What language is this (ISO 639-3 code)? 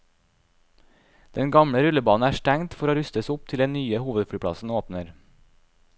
nor